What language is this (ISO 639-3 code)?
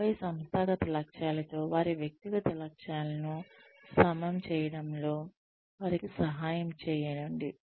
tel